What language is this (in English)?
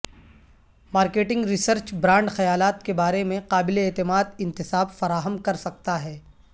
Urdu